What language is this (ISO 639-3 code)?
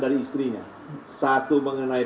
ind